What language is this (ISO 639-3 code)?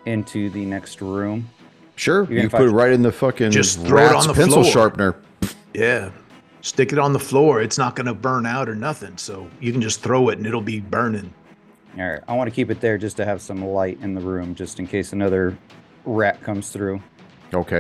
eng